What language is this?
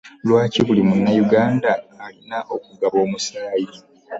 Ganda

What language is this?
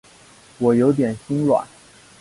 Chinese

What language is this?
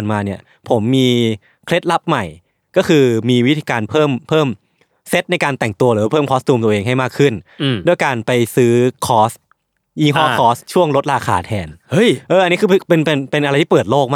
Thai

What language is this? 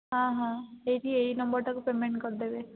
Odia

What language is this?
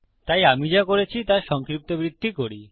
Bangla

